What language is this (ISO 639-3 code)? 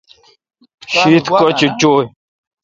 xka